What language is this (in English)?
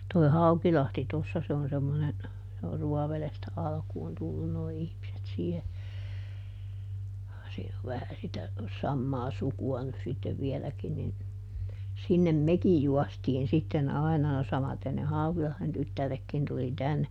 Finnish